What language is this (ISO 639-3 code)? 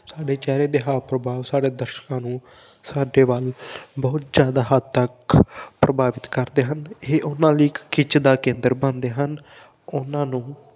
pan